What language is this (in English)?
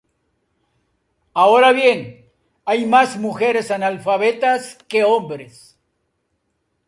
Spanish